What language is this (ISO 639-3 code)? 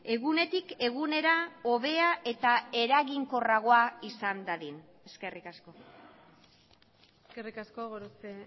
eus